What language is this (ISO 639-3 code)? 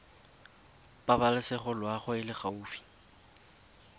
tsn